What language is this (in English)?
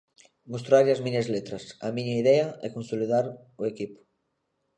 Galician